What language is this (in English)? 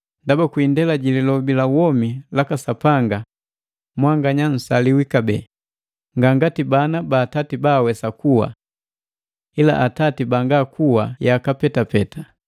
Matengo